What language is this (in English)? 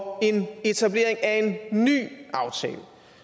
Danish